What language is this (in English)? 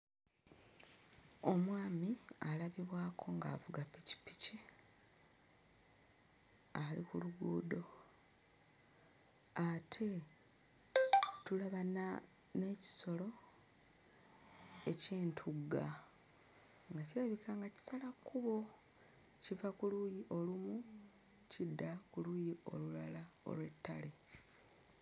Ganda